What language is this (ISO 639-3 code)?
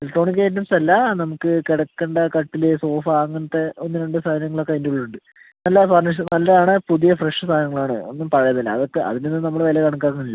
mal